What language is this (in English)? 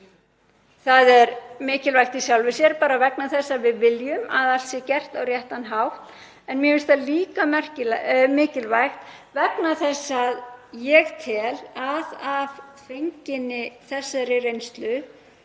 Icelandic